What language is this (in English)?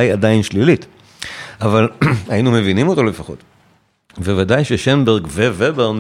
Hebrew